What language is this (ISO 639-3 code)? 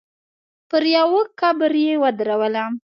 pus